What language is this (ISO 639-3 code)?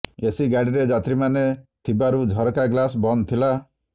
ori